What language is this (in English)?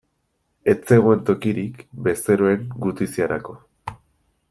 Basque